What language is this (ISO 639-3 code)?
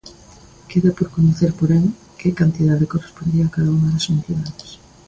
glg